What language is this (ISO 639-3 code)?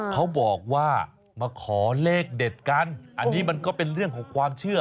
tha